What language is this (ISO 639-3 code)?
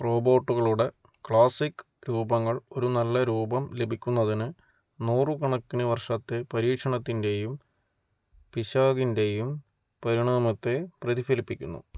mal